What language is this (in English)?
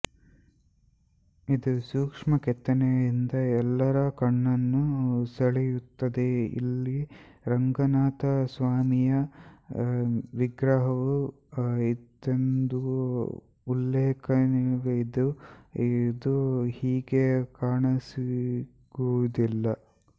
Kannada